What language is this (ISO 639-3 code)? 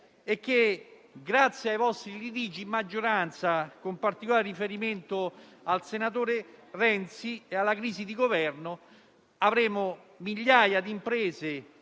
ita